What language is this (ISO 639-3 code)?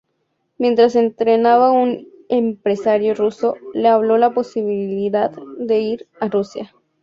spa